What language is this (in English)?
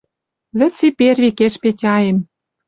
Western Mari